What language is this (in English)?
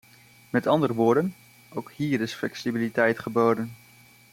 Dutch